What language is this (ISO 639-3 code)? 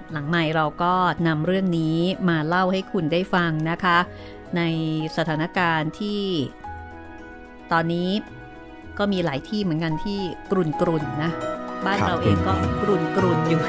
tha